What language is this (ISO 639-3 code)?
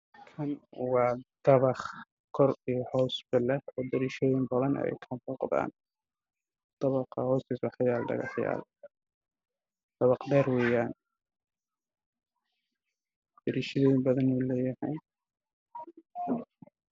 som